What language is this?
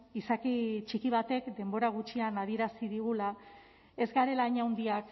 Basque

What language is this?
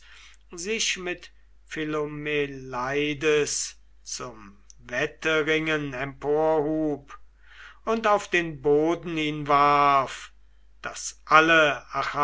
German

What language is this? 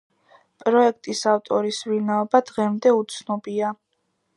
Georgian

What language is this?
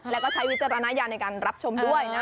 Thai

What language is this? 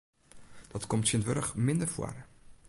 Western Frisian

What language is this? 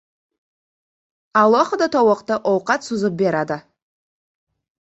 Uzbek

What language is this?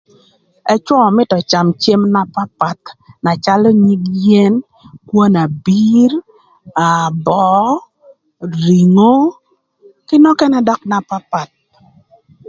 Thur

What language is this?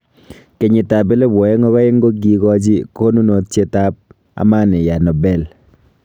Kalenjin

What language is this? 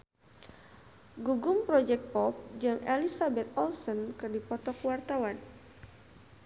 Sundanese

